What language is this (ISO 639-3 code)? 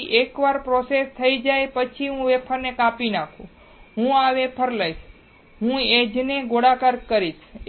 guj